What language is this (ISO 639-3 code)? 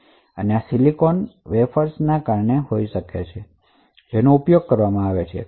guj